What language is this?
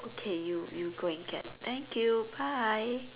English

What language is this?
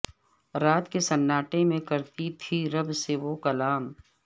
Urdu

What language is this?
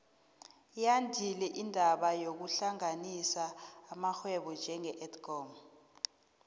South Ndebele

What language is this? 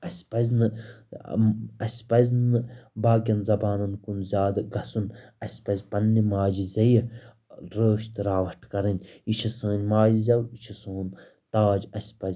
Kashmiri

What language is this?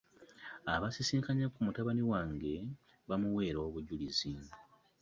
Ganda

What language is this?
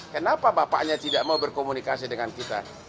Indonesian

